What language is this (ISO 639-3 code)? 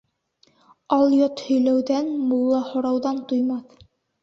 bak